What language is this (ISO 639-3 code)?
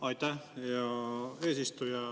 est